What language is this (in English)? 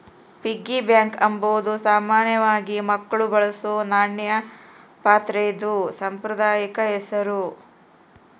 Kannada